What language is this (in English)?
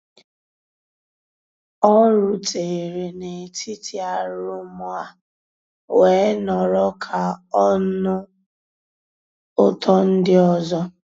Igbo